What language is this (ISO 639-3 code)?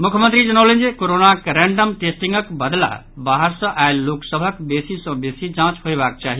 mai